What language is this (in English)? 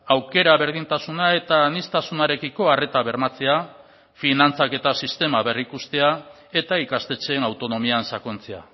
Basque